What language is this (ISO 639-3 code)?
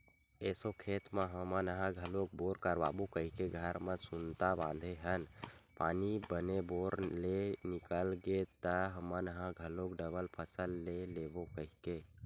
hne